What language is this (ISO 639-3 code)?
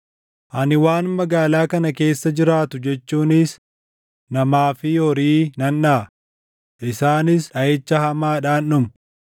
orm